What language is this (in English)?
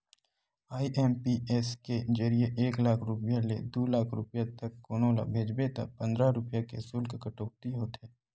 Chhattisgarhi